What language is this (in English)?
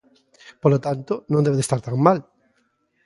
Galician